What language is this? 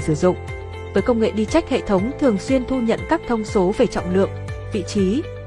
Vietnamese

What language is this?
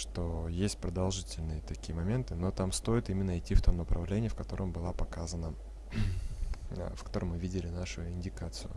Russian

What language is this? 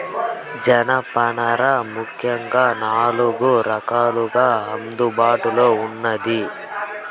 Telugu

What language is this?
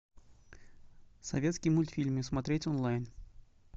Russian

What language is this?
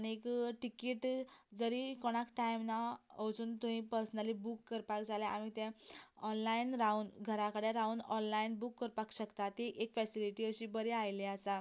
Konkani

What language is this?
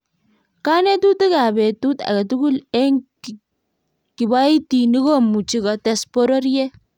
Kalenjin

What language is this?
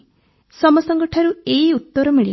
Odia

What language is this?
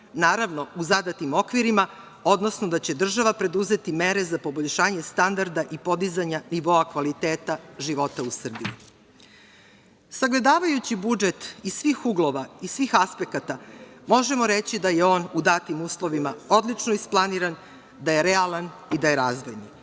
Serbian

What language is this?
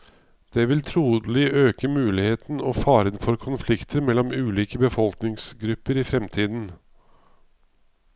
Norwegian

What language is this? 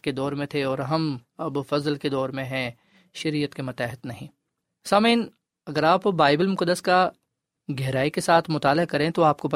Urdu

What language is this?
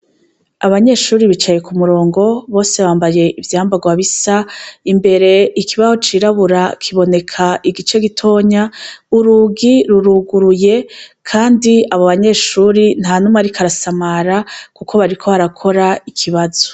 Rundi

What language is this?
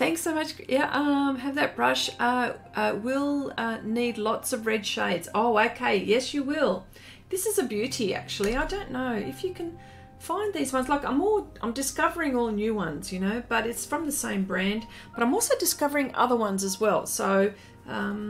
English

